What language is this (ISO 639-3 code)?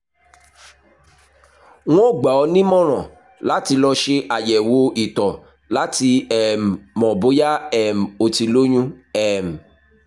yor